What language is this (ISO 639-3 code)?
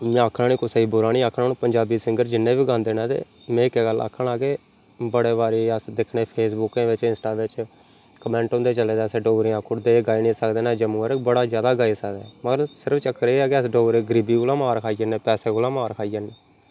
doi